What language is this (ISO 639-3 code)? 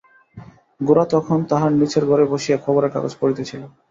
ben